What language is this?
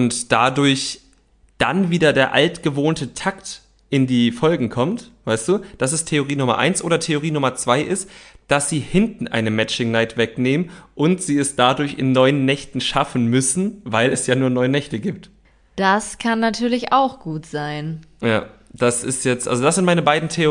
German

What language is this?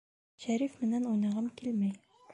Bashkir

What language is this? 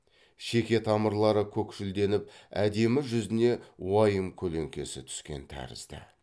Kazakh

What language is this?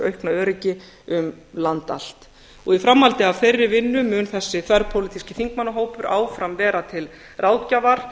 Icelandic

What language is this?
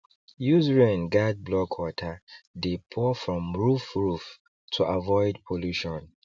Nigerian Pidgin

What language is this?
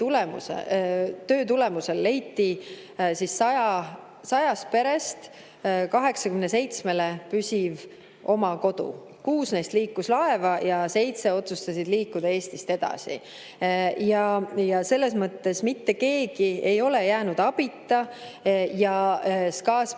Estonian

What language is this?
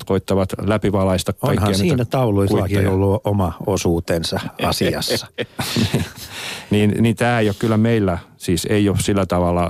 Finnish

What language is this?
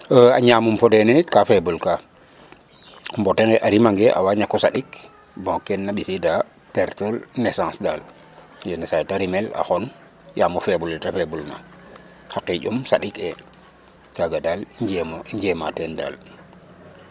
Serer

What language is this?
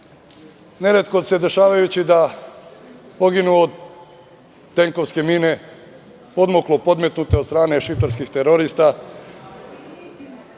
Serbian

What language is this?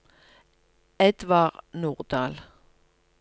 Norwegian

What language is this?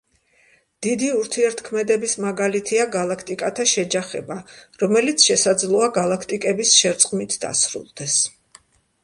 Georgian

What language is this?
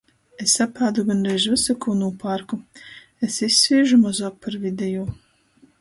Latgalian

